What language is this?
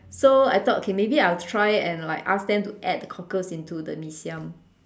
English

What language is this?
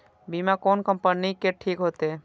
Maithili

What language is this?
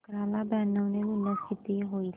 Marathi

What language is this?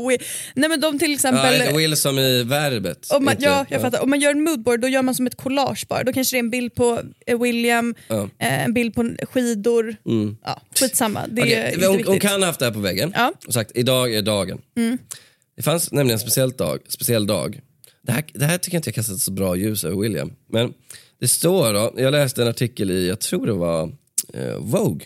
Swedish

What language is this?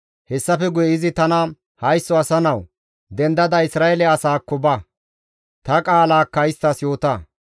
Gamo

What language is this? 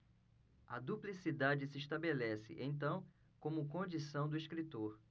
Portuguese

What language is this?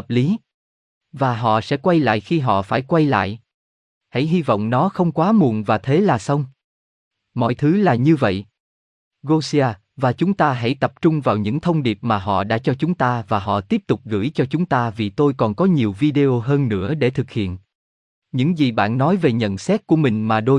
Vietnamese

